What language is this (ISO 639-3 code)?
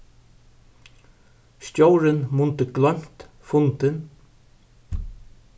fao